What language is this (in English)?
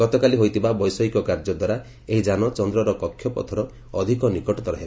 Odia